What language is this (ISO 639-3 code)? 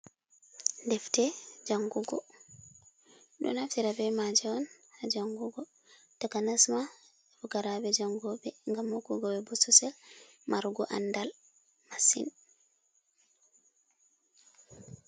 ful